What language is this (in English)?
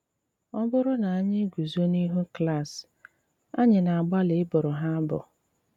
Igbo